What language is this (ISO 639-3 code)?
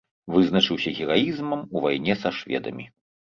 bel